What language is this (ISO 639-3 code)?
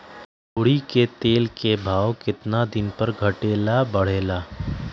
mag